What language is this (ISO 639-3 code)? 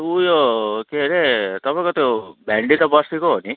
nep